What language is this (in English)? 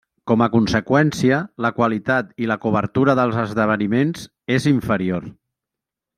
Catalan